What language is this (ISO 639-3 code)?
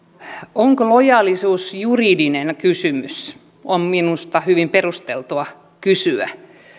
fin